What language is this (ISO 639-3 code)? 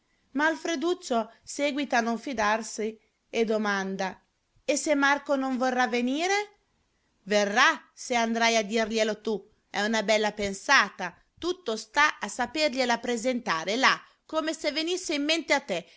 ita